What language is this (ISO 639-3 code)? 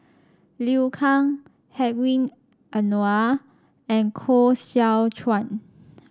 eng